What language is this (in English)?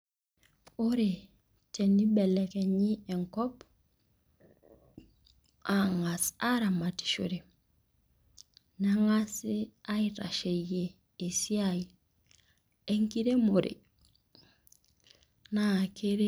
Masai